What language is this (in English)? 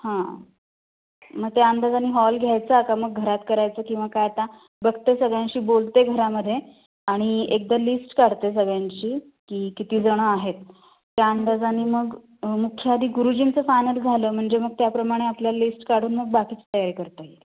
Marathi